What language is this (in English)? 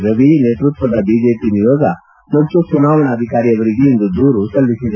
Kannada